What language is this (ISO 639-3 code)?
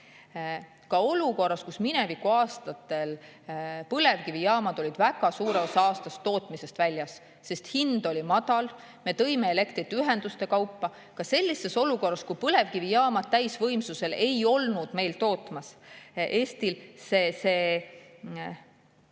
est